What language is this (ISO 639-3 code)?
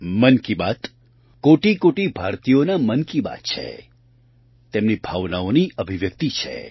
guj